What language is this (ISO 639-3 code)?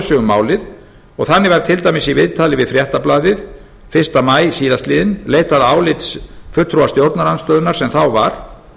isl